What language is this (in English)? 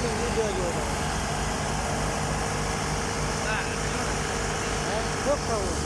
Urdu